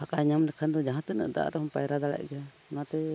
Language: Santali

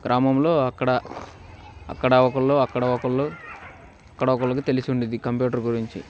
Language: Telugu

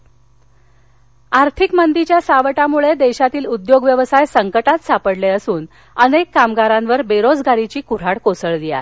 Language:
Marathi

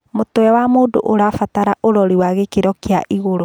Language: Kikuyu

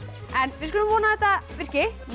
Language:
Icelandic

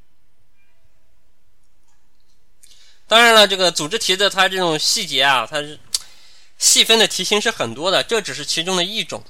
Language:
Chinese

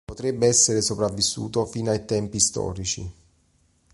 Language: Italian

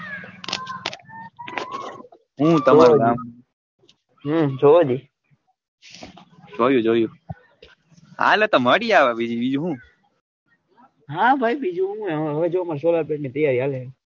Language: Gujarati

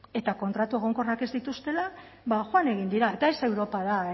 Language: Basque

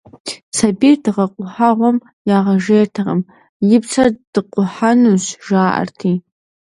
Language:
Kabardian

